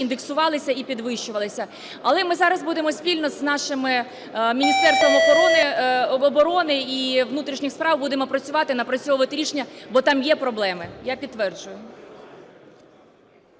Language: Ukrainian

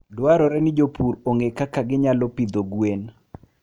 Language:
Luo (Kenya and Tanzania)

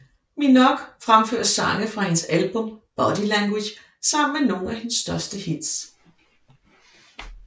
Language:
Danish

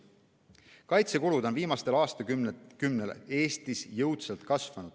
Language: Estonian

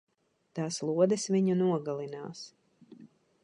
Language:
Latvian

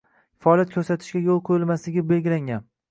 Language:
Uzbek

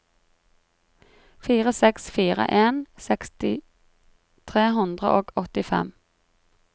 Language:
Norwegian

